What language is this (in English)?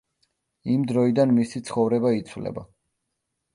Georgian